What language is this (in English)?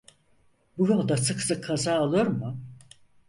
Turkish